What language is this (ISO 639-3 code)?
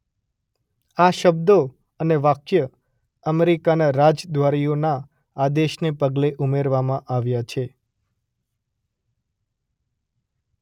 guj